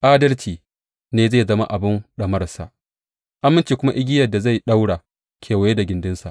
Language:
Hausa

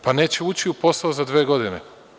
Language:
Serbian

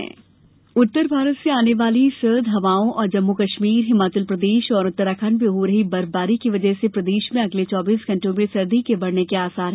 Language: Hindi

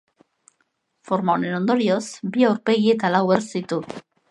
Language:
Basque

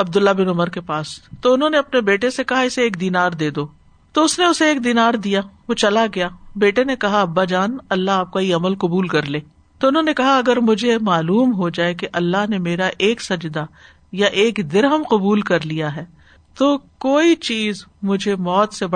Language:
Urdu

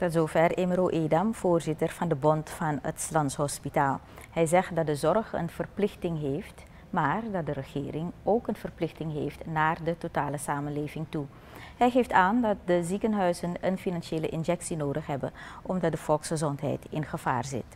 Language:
Dutch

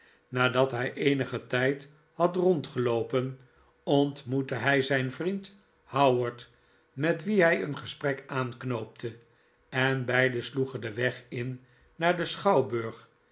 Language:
Dutch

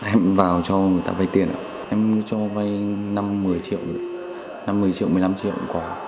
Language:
Vietnamese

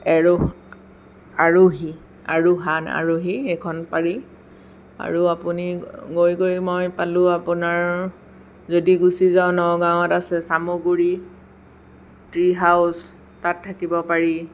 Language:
Assamese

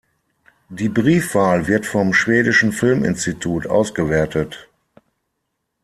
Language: German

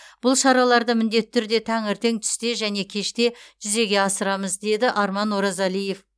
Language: Kazakh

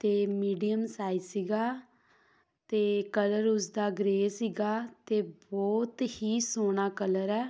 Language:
Punjabi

